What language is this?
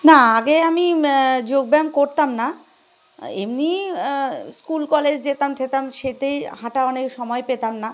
Bangla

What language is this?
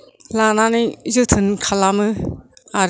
Bodo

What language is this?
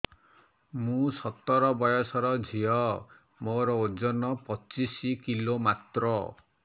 Odia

